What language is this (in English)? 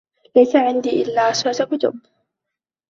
Arabic